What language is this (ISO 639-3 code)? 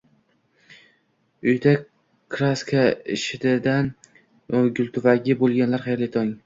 uzb